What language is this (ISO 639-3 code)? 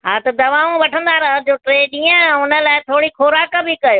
snd